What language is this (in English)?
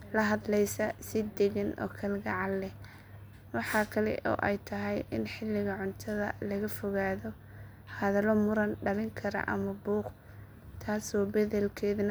Somali